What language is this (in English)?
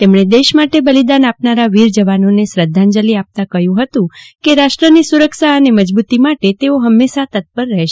Gujarati